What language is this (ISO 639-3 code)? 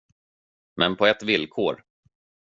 swe